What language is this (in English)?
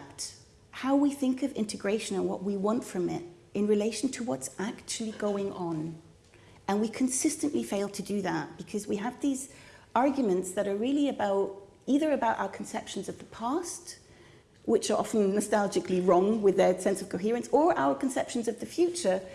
English